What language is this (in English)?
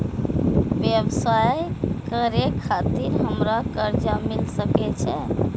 Maithili